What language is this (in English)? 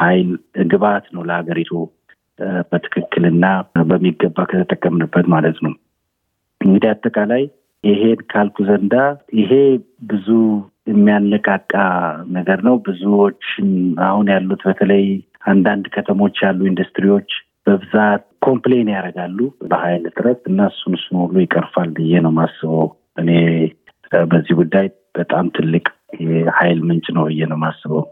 Amharic